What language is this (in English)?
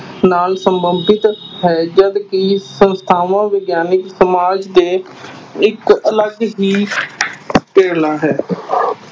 Punjabi